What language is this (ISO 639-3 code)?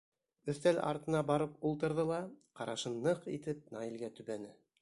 bak